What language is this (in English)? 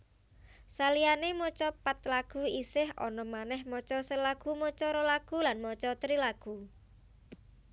Javanese